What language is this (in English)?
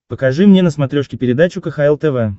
Russian